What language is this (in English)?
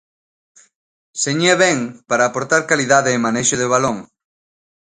Galician